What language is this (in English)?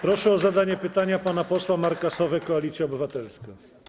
Polish